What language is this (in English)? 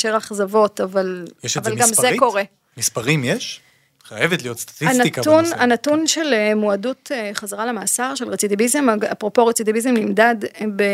Hebrew